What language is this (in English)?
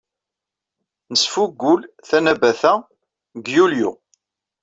Kabyle